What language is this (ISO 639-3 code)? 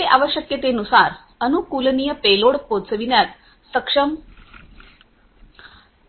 mar